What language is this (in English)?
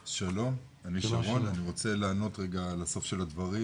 Hebrew